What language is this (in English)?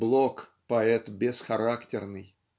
Russian